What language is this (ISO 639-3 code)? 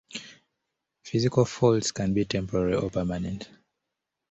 eng